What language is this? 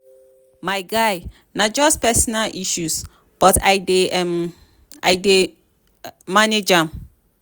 Nigerian Pidgin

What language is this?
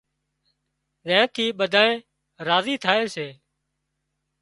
Wadiyara Koli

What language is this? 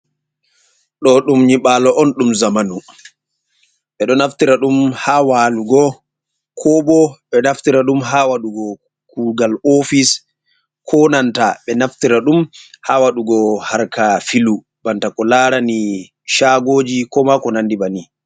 Fula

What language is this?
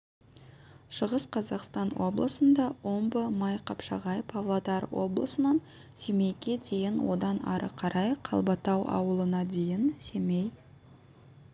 Kazakh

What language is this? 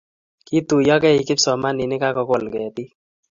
Kalenjin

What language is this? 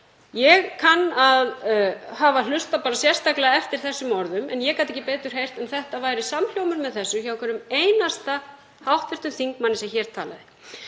Icelandic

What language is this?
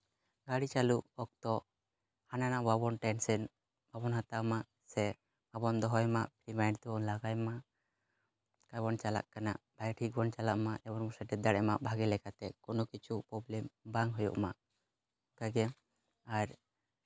Santali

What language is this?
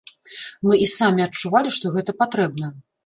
Belarusian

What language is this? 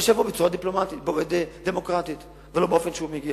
Hebrew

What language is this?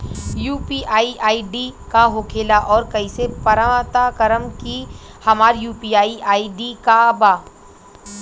Bhojpuri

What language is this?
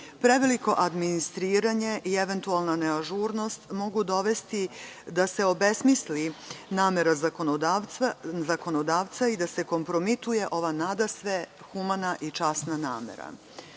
Serbian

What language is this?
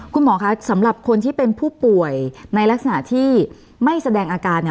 Thai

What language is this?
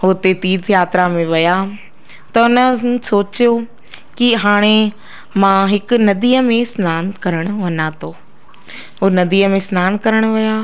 Sindhi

